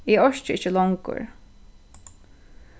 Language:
Faroese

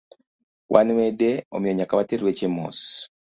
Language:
Luo (Kenya and Tanzania)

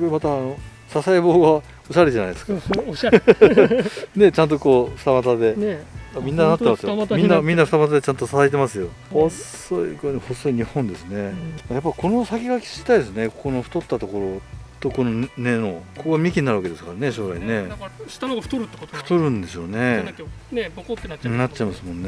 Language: Japanese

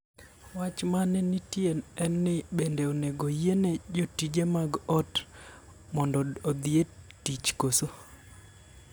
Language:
Luo (Kenya and Tanzania)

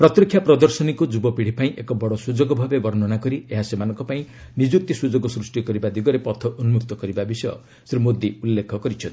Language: Odia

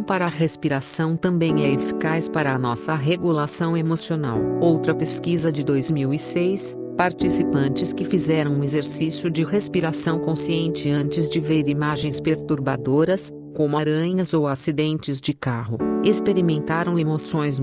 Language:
Portuguese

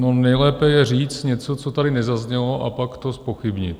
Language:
Czech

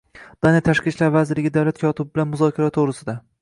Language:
Uzbek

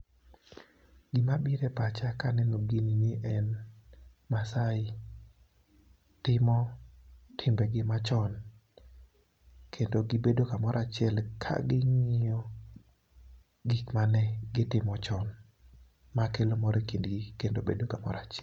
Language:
Luo (Kenya and Tanzania)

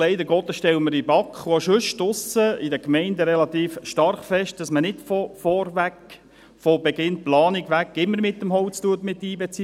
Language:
Swiss German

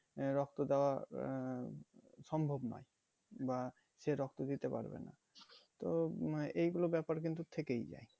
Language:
Bangla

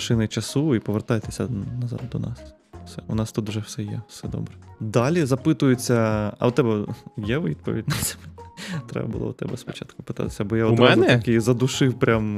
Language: Ukrainian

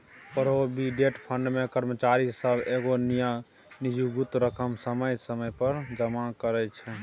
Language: Maithili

